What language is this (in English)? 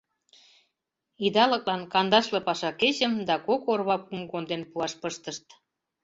Mari